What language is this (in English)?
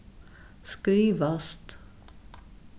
Faroese